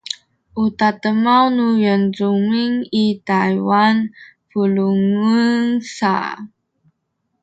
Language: Sakizaya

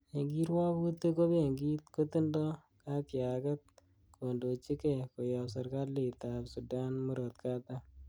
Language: Kalenjin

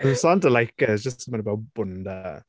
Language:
English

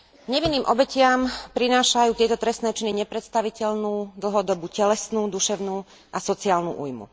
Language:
Slovak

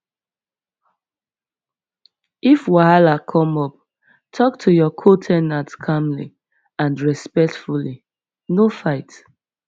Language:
Nigerian Pidgin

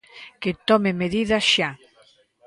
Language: Galician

